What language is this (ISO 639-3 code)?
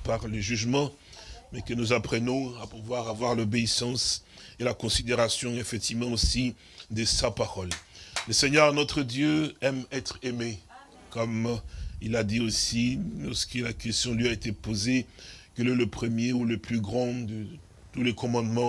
fra